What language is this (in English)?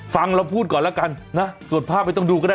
Thai